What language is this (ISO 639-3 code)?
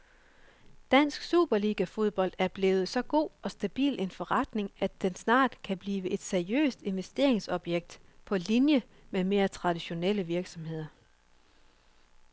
dan